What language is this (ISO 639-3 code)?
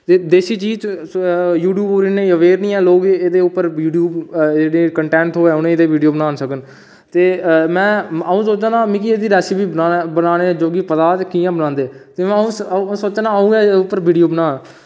doi